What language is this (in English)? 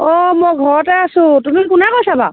Assamese